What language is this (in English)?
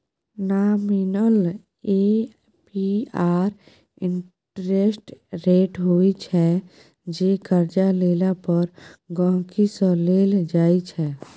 Maithili